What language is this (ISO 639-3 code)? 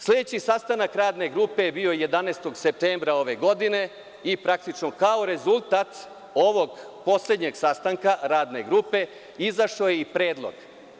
srp